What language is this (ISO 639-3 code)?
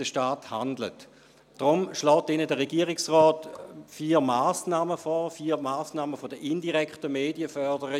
gsw